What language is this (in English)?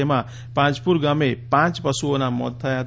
Gujarati